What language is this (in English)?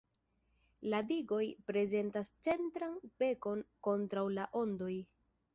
Esperanto